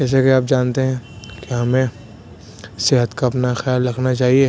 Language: Urdu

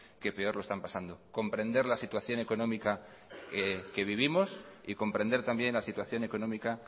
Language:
Spanish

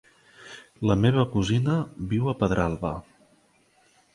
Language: Catalan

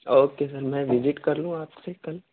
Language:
Urdu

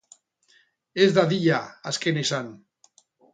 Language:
Basque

